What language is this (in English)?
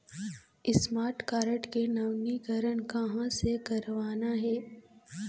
Chhattisgarhi